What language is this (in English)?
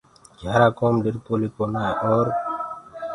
Gurgula